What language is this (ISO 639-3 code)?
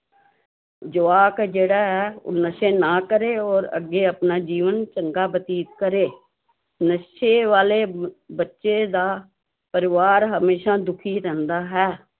pan